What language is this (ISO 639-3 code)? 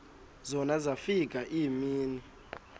xho